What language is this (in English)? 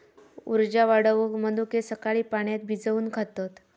Marathi